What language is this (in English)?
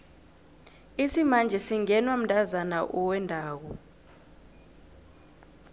South Ndebele